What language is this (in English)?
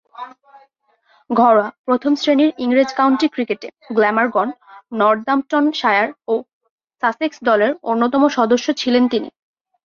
Bangla